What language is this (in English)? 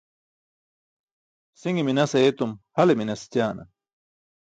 Burushaski